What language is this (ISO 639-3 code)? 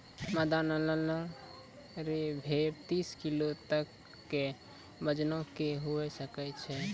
mai